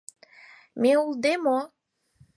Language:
Mari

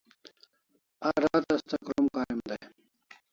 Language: Kalasha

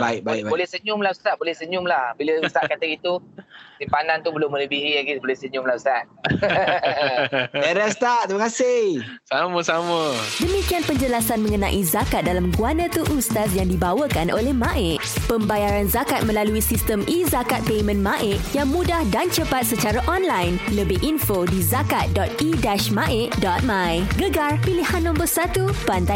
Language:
Malay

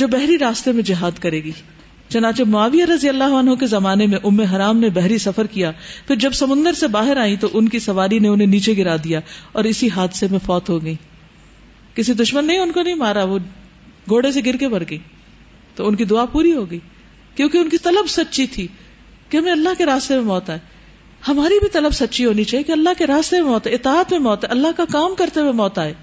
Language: Urdu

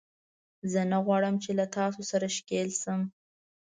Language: Pashto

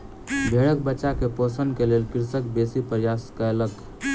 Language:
Maithili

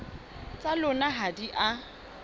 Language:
Southern Sotho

